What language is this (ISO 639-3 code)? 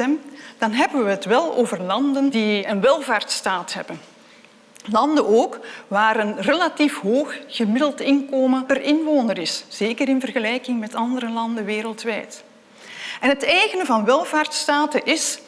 nld